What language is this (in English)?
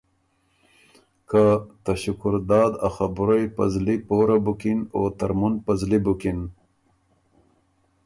Ormuri